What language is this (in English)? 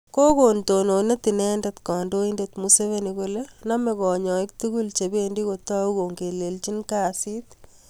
Kalenjin